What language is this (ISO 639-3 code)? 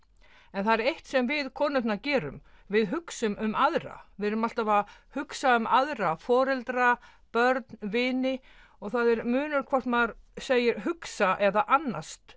isl